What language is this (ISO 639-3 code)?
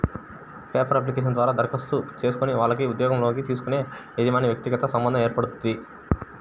tel